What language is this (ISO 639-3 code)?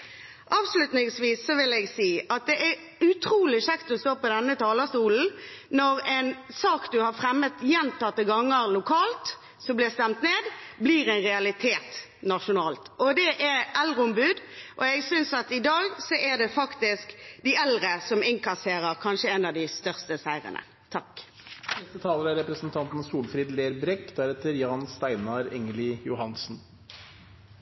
nor